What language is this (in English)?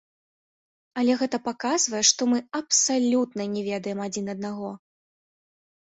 Belarusian